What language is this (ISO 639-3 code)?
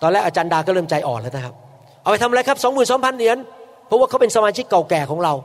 tha